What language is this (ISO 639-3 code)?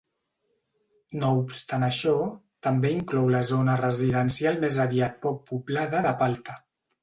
cat